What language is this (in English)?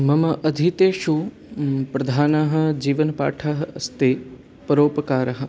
Sanskrit